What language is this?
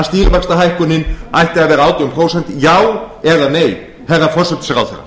Icelandic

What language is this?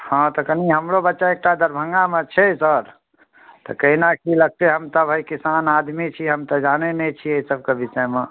Maithili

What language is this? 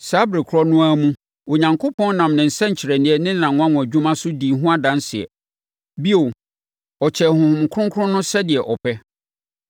Akan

